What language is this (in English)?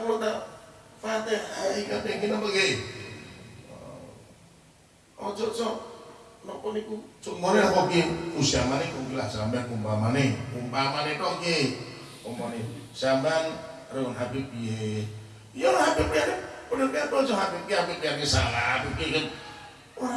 Indonesian